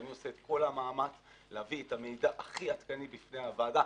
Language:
Hebrew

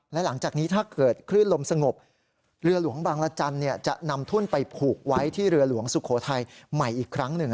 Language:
Thai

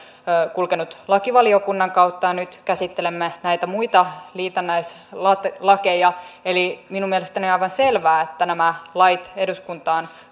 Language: Finnish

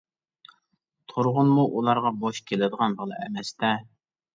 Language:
Uyghur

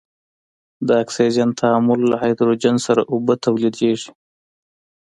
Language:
Pashto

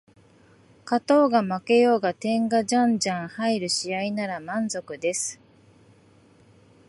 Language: Japanese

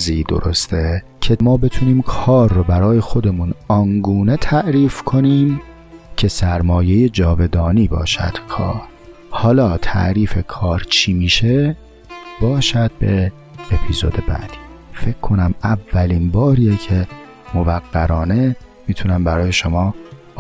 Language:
Persian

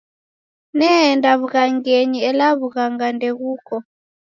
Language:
Taita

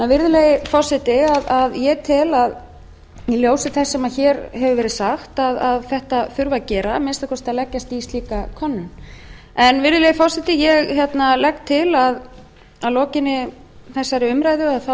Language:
Icelandic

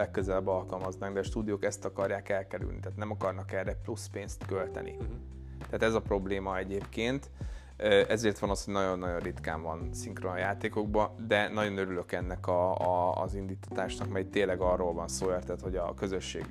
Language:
Hungarian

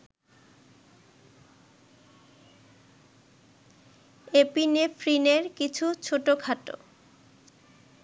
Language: Bangla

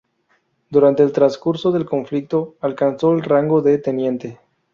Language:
Spanish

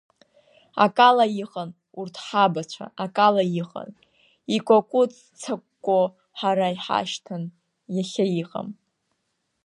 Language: Abkhazian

